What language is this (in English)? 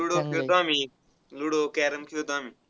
Marathi